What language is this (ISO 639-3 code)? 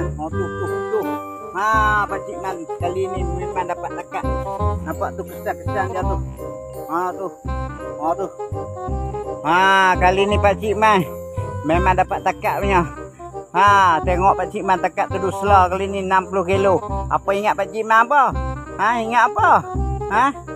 msa